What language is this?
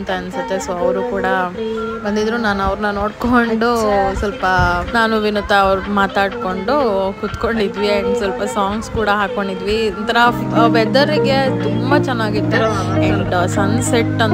Kannada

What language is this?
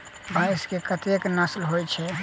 Maithili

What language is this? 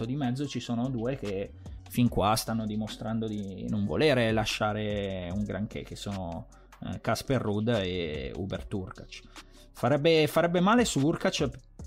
Italian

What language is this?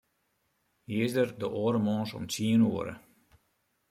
Western Frisian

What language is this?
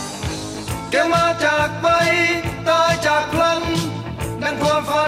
Thai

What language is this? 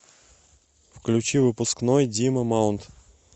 Russian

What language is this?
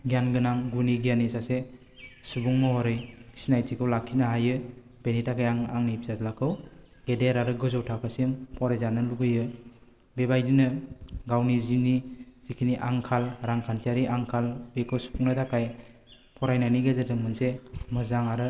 Bodo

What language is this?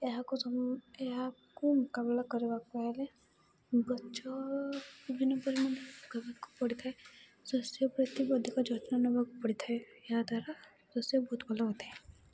Odia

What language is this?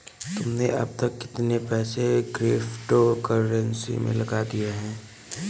Hindi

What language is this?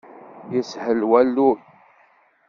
Kabyle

